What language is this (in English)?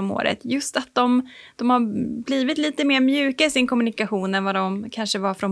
Swedish